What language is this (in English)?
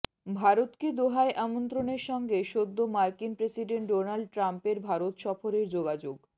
Bangla